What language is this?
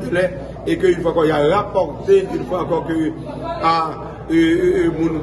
French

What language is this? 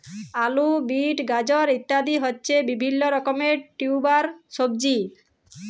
Bangla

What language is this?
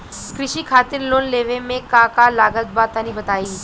Bhojpuri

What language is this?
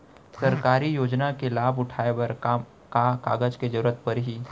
Chhattisgarhi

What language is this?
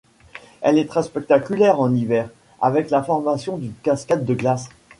French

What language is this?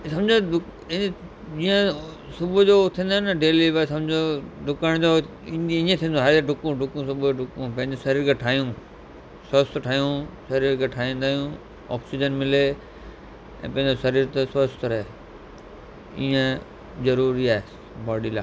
Sindhi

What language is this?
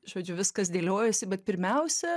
Lithuanian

